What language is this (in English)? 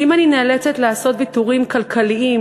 Hebrew